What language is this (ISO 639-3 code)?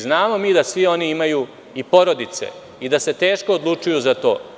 srp